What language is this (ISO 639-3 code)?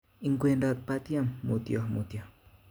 kln